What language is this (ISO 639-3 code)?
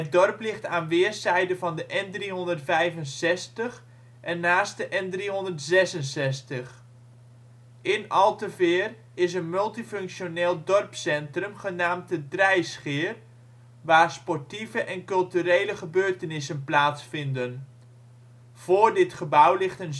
nld